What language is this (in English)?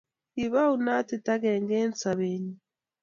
Kalenjin